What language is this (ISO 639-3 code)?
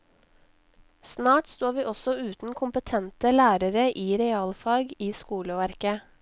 nor